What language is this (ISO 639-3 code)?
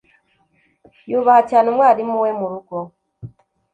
kin